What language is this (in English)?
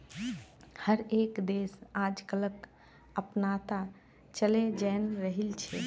Magahi